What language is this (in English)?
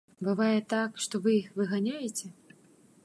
Belarusian